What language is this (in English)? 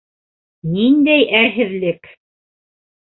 Bashkir